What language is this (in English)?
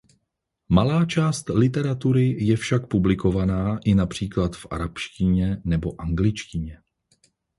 Czech